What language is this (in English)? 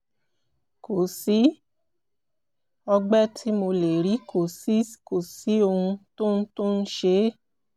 Yoruba